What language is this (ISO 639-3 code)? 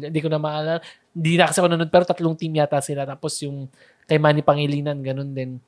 fil